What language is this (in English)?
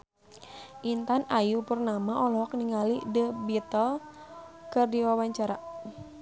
Sundanese